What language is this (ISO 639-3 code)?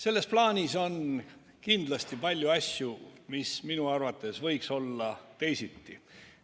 est